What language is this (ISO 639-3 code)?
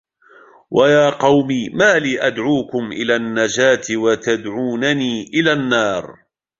ara